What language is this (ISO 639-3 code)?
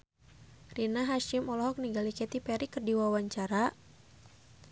sun